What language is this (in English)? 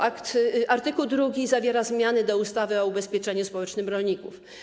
Polish